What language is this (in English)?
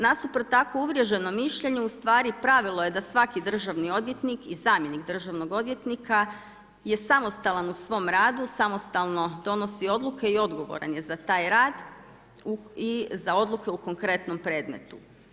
Croatian